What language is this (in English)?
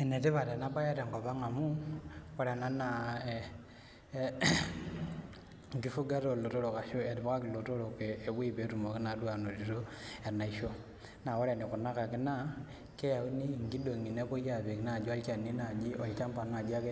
Masai